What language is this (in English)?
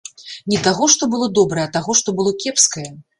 Belarusian